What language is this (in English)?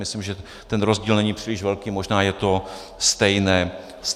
Czech